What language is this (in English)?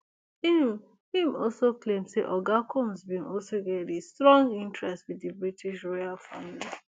Nigerian Pidgin